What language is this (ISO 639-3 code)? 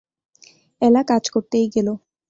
ben